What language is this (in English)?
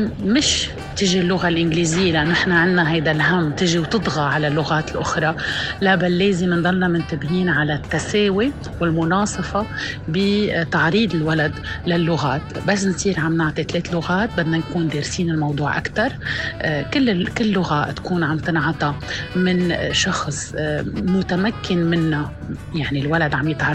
Arabic